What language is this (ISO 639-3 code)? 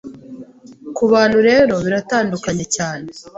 kin